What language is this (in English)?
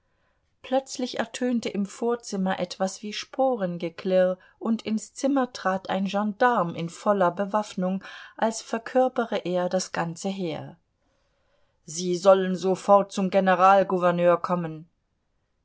German